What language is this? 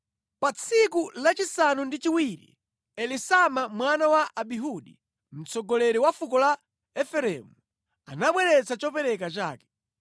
Nyanja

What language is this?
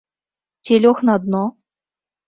Belarusian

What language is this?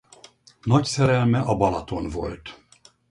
Hungarian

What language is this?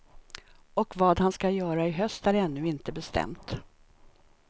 Swedish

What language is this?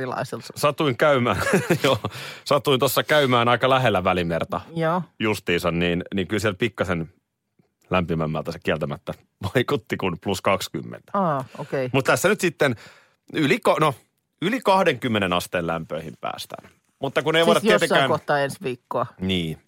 Finnish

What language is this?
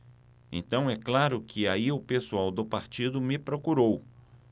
Portuguese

